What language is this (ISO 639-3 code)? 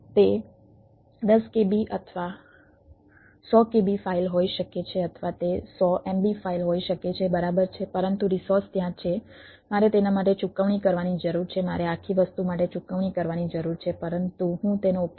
guj